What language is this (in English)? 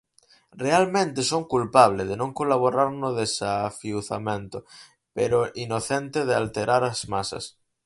Galician